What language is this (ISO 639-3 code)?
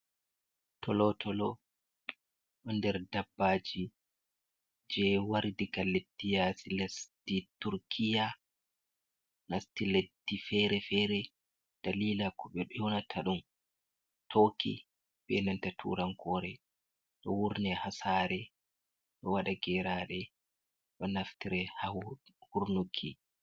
ful